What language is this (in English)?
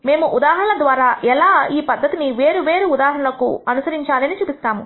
Telugu